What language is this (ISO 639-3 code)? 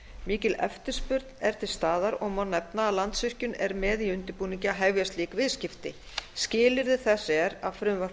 isl